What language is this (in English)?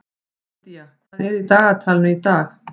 Icelandic